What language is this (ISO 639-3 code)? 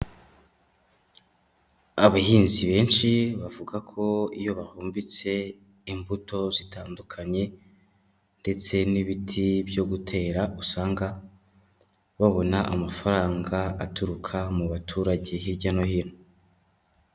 kin